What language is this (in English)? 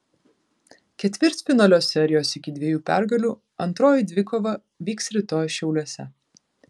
Lithuanian